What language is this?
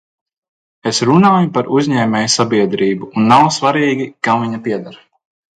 Latvian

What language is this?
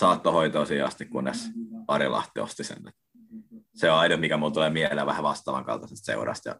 Finnish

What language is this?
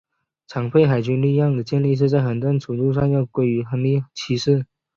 Chinese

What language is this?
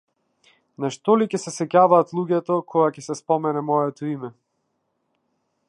Macedonian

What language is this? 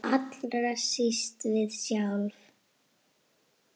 Icelandic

